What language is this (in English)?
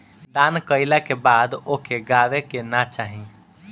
Bhojpuri